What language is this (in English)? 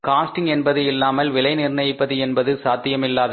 Tamil